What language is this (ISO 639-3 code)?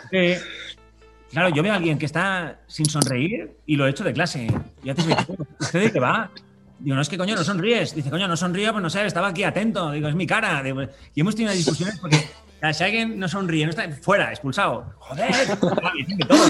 spa